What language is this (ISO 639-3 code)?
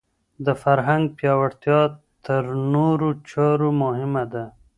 pus